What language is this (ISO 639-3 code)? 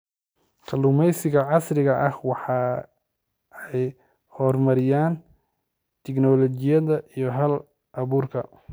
som